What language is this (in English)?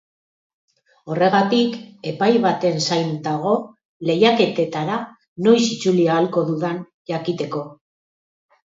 Basque